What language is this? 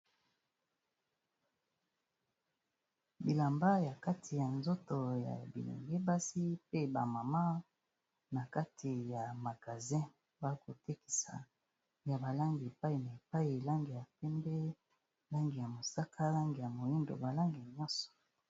Lingala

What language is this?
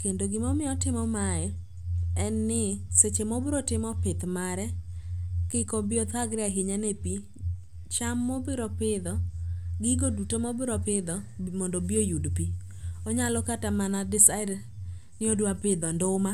Luo (Kenya and Tanzania)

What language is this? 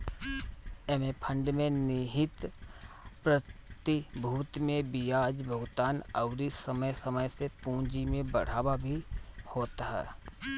Bhojpuri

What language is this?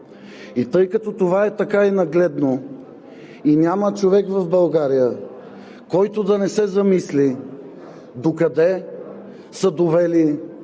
Bulgarian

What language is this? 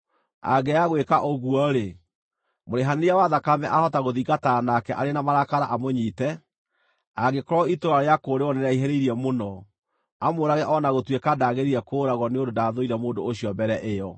Kikuyu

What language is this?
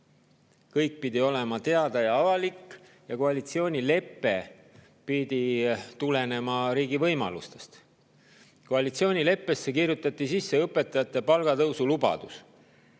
Estonian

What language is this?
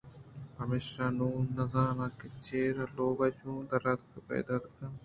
Eastern Balochi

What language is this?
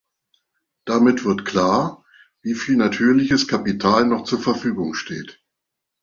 German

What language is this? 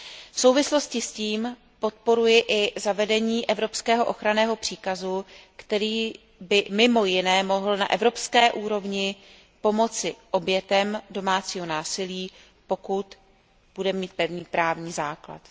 Czech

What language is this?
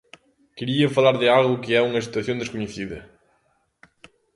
Galician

